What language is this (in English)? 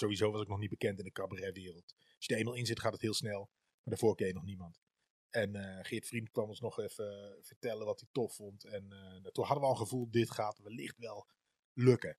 Dutch